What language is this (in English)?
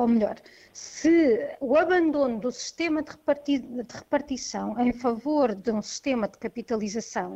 Portuguese